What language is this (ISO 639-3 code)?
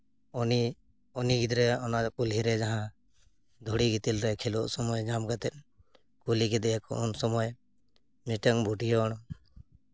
sat